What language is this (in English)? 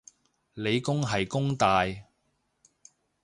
Cantonese